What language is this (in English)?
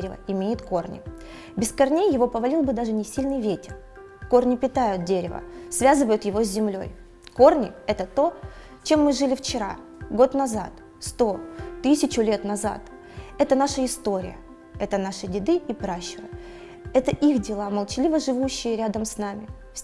Russian